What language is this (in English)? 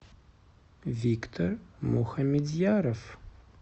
Russian